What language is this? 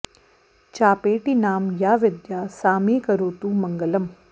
Sanskrit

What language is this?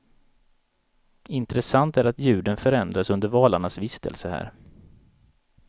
Swedish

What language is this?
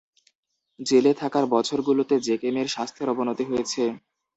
Bangla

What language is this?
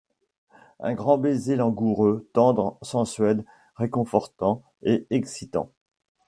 French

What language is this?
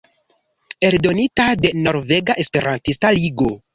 Esperanto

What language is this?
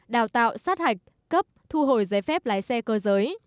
Vietnamese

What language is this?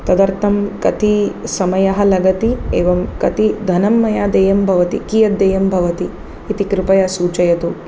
Sanskrit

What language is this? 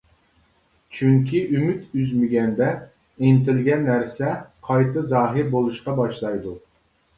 Uyghur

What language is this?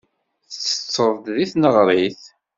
Kabyle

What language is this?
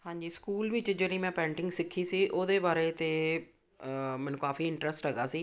Punjabi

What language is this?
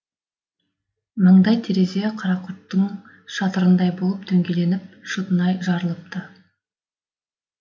Kazakh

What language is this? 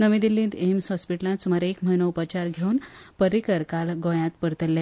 Konkani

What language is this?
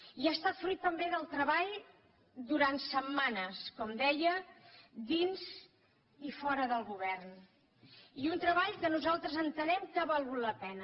Catalan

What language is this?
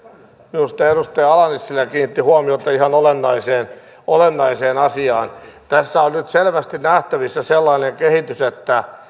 Finnish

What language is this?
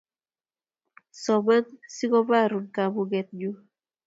Kalenjin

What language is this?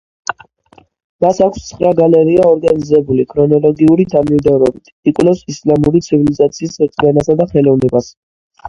Georgian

